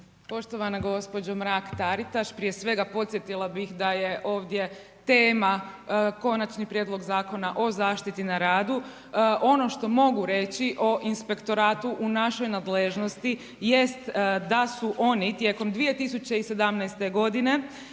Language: Croatian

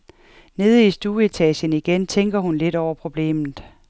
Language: Danish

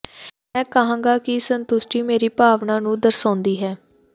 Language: Punjabi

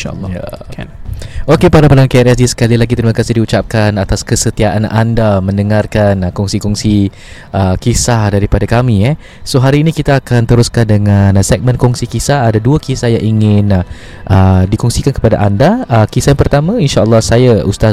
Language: Malay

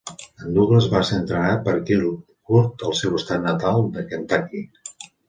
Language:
Catalan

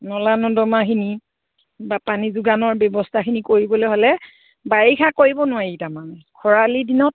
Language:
Assamese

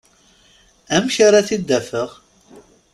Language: Kabyle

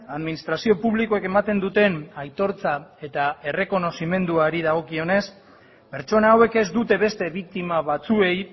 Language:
Basque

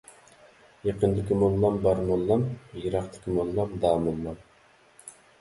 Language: Uyghur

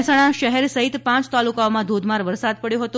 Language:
Gujarati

